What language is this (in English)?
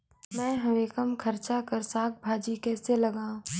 Chhattisgarhi